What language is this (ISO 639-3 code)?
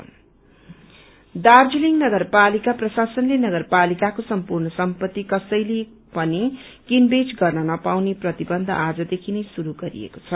nep